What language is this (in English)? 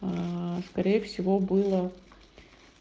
Russian